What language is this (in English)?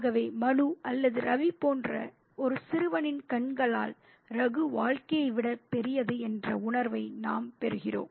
Tamil